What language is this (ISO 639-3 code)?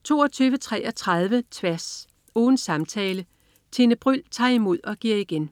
dan